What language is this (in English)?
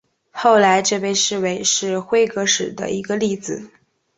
Chinese